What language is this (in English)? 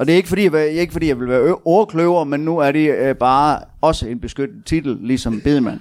Danish